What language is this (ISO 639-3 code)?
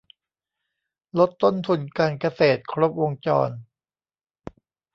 tha